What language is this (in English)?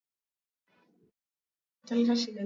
Swahili